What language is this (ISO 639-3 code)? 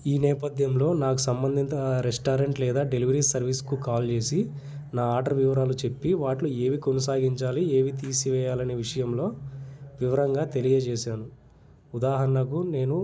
tel